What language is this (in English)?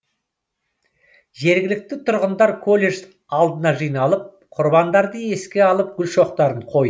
Kazakh